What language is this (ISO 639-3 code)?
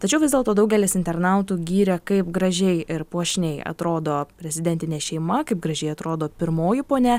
lit